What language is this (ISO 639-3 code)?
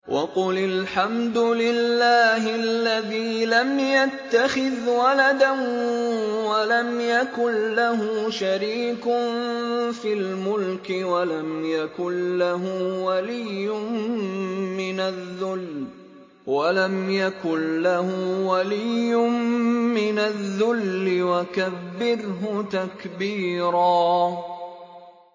ara